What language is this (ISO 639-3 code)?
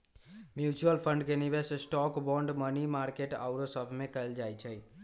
mag